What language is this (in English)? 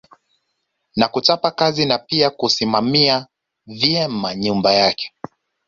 Swahili